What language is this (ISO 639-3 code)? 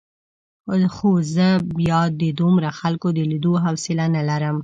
pus